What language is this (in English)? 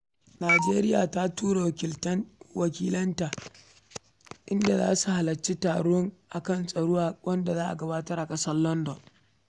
Hausa